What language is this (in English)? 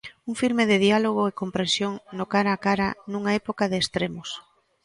Galician